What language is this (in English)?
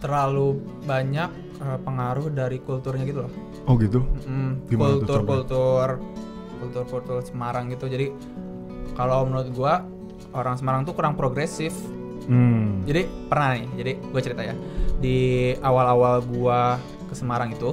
Indonesian